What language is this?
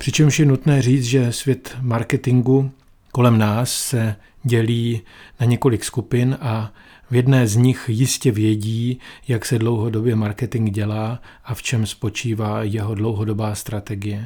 Czech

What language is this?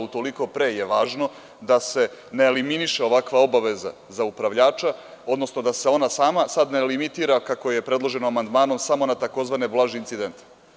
Serbian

